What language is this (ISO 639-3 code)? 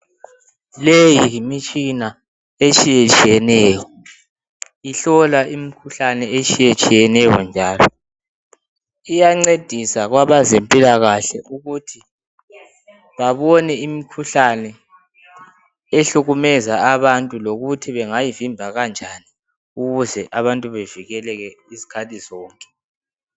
nde